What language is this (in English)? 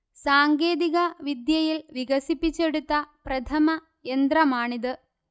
Malayalam